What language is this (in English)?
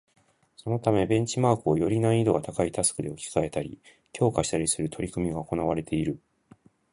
Japanese